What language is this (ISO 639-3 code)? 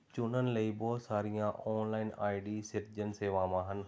pan